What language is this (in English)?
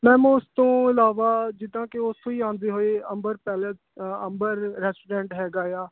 Punjabi